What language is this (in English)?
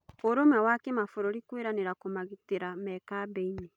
Kikuyu